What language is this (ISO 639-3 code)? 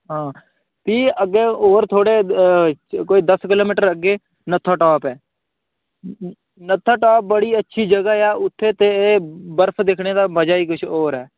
doi